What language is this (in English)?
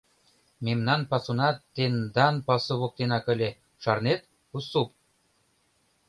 Mari